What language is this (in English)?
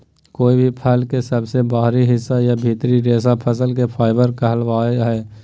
Magahi